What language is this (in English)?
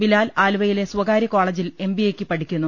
Malayalam